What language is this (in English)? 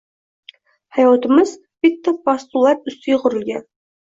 Uzbek